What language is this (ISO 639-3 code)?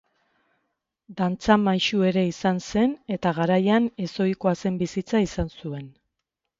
eus